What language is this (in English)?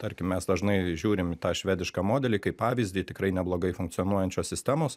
Lithuanian